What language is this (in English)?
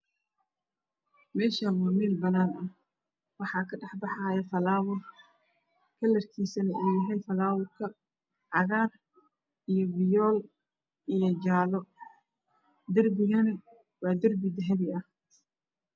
Somali